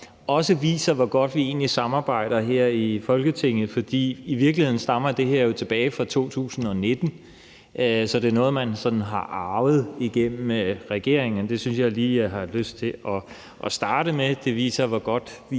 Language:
Danish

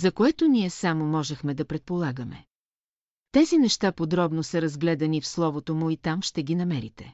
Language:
Bulgarian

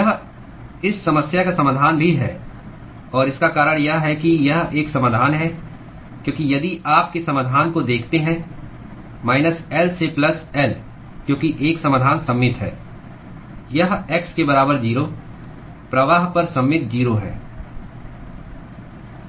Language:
Hindi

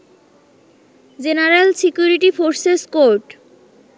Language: Bangla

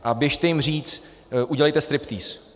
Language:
Czech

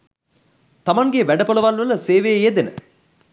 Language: Sinhala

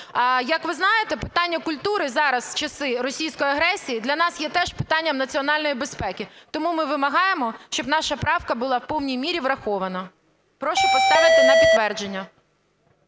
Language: Ukrainian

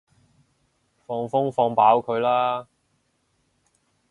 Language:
Cantonese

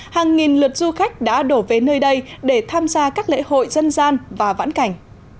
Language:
Vietnamese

